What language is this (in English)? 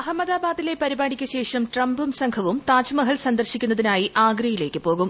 Malayalam